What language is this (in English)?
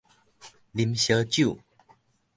Min Nan Chinese